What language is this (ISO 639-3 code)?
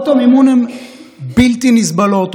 heb